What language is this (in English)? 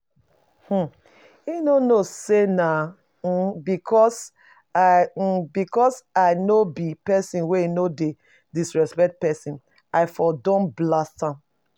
Nigerian Pidgin